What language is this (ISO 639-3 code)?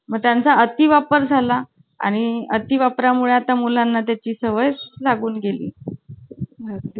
mar